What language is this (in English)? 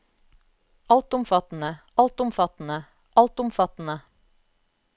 Norwegian